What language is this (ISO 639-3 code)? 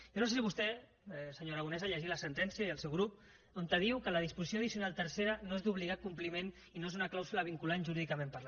cat